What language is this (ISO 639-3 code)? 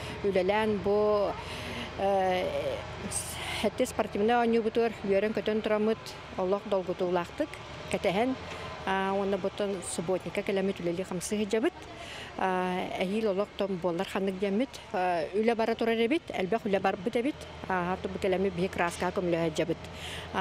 rus